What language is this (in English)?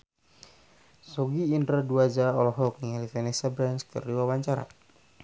Sundanese